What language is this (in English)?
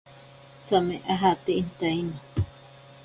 Ashéninka Perené